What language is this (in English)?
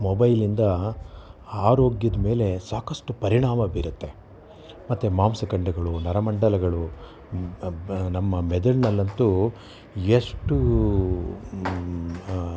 Kannada